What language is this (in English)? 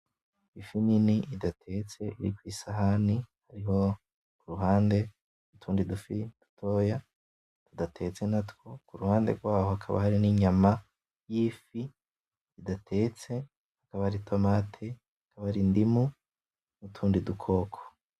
Rundi